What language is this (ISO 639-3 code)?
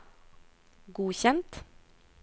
nor